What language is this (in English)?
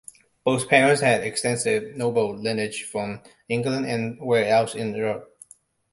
English